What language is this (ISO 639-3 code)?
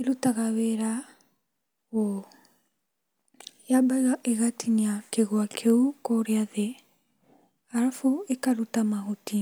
kik